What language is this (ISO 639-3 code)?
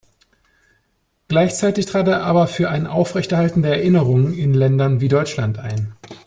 deu